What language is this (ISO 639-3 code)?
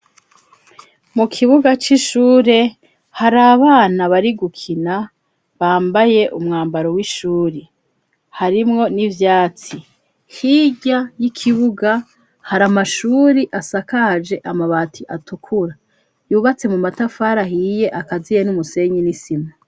run